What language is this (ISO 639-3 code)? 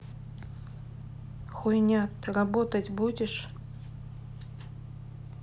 rus